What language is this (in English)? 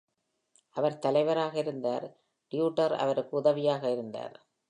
Tamil